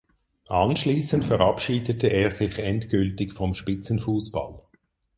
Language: German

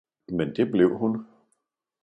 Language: Danish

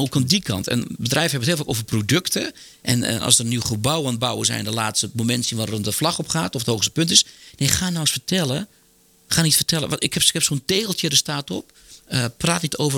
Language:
Dutch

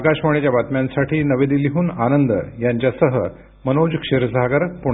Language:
Marathi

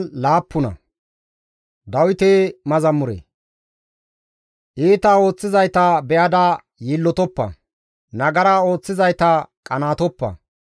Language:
Gamo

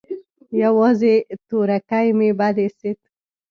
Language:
Pashto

